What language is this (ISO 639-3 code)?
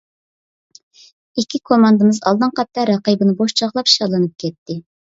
uig